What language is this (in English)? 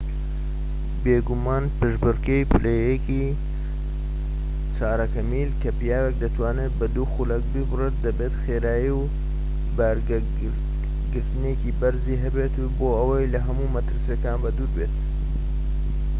Central Kurdish